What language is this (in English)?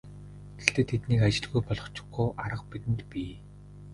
Mongolian